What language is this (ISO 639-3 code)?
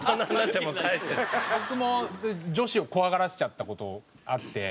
jpn